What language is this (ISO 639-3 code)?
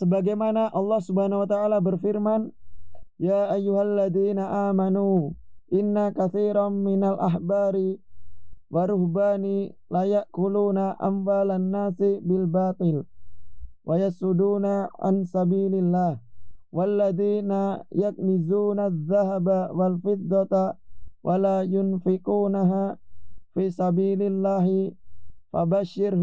ind